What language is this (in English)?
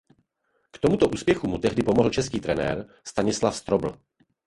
Czech